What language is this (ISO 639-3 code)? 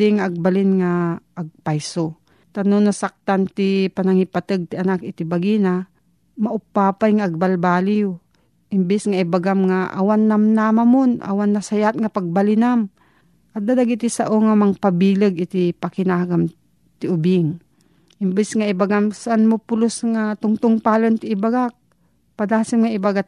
fil